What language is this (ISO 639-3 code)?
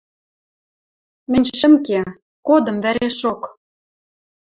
mrj